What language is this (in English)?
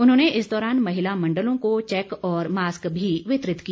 Hindi